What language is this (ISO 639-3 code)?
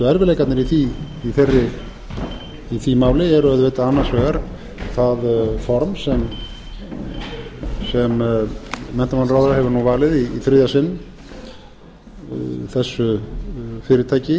isl